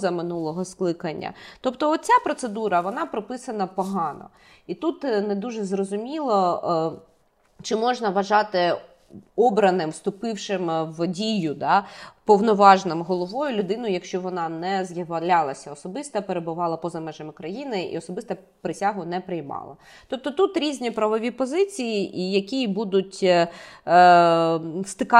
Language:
Ukrainian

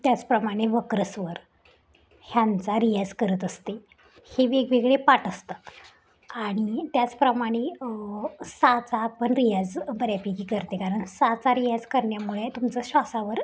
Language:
Marathi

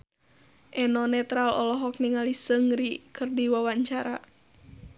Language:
Sundanese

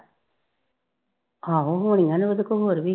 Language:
Punjabi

